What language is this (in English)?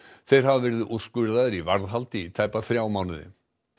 Icelandic